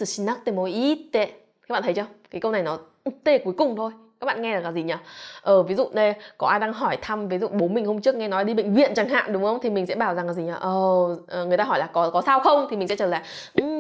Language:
Vietnamese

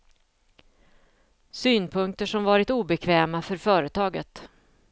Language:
Swedish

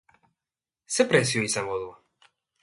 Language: Basque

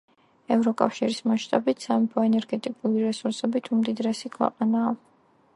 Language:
Georgian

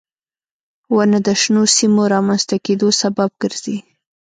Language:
Pashto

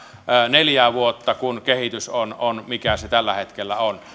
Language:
Finnish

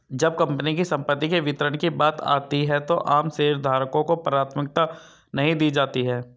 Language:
Hindi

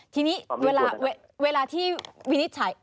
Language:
Thai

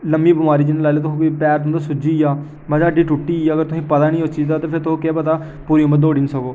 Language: Dogri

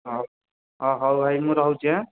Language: Odia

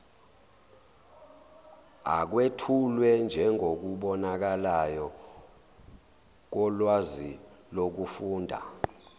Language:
Zulu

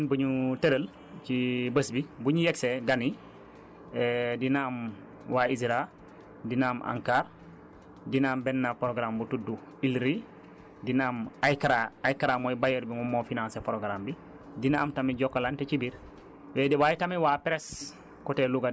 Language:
Wolof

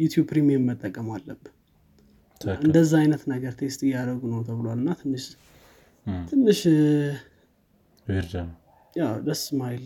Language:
Amharic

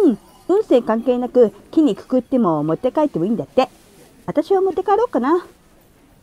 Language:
Japanese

